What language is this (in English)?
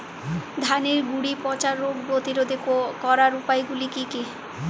Bangla